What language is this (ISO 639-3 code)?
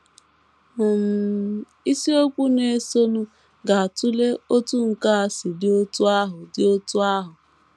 ibo